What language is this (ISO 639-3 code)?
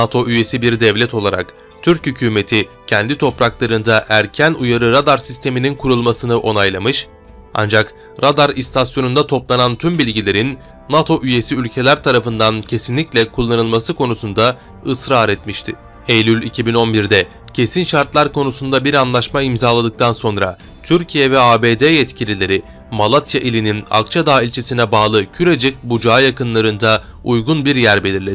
tur